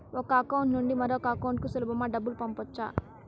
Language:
Telugu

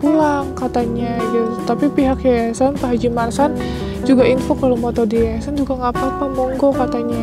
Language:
Indonesian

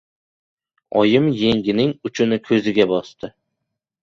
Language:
Uzbek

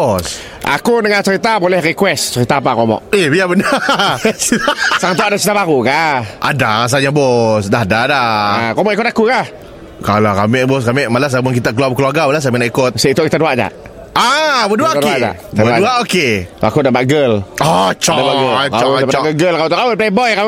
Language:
Malay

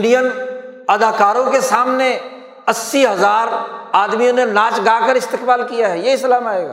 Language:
Urdu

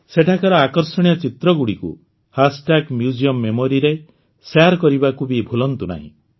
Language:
Odia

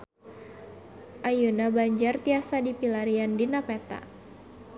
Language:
Sundanese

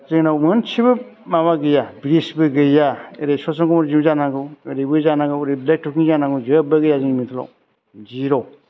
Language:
Bodo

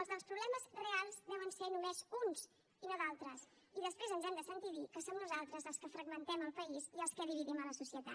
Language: Catalan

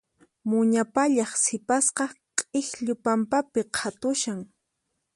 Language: Puno Quechua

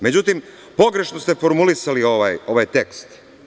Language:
Serbian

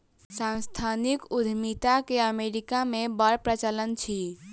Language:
Maithili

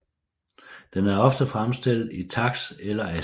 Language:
Danish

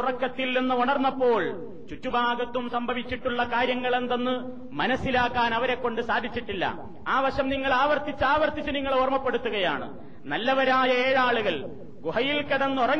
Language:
Malayalam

